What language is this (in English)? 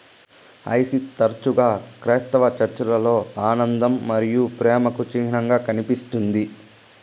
Telugu